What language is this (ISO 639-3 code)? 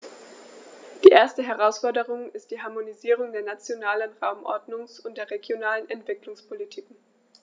deu